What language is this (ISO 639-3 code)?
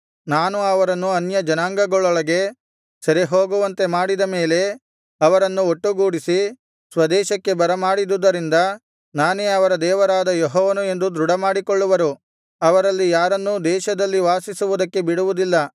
kan